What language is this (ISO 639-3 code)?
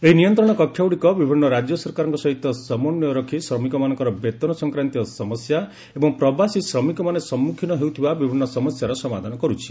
ori